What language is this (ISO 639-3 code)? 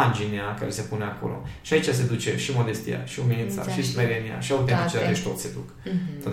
ron